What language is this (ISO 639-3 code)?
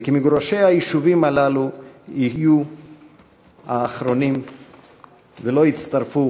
heb